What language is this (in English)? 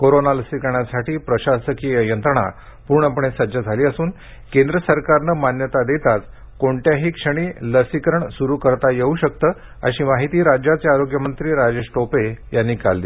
Marathi